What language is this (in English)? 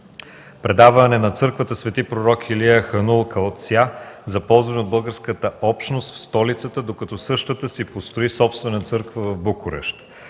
Bulgarian